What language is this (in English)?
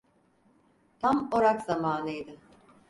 Turkish